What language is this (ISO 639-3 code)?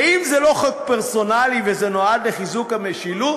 heb